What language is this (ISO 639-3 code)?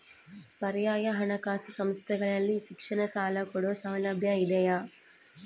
kan